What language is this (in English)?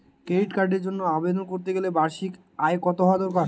Bangla